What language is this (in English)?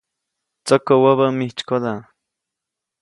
Copainalá Zoque